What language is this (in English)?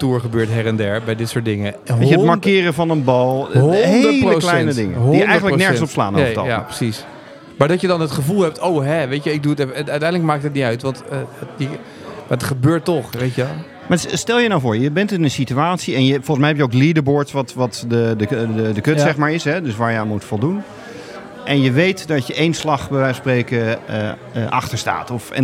Dutch